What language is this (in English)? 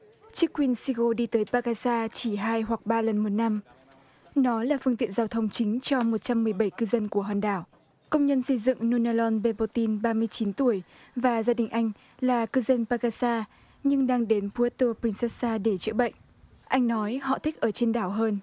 Vietnamese